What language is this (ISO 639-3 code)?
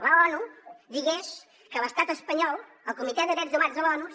cat